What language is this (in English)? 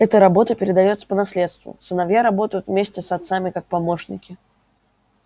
Russian